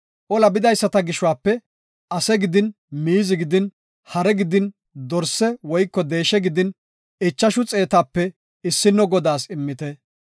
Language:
Gofa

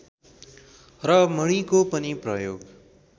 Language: Nepali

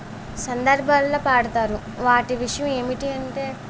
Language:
Telugu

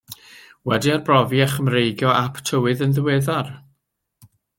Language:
Welsh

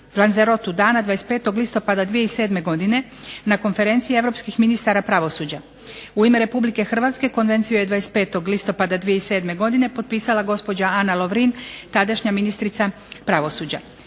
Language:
Croatian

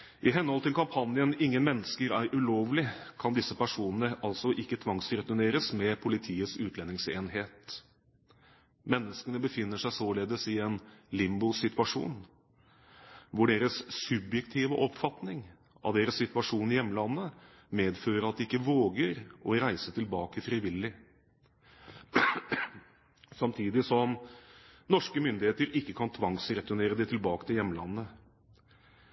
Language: Norwegian Bokmål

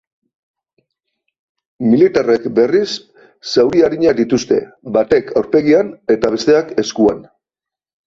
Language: Basque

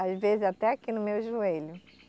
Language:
Portuguese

